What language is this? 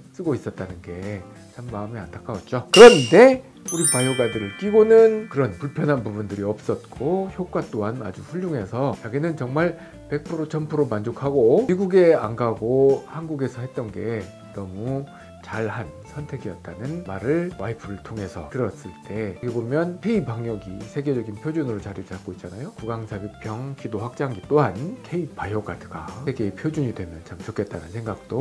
Korean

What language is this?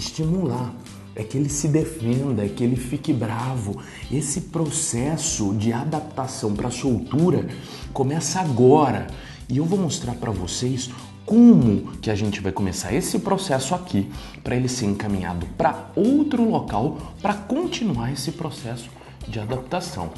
Portuguese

